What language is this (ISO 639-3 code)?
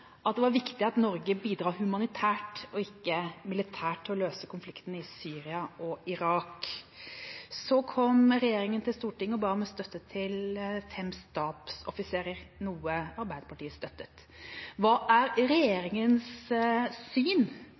nob